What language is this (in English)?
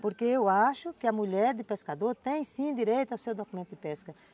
Portuguese